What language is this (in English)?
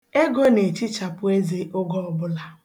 Igbo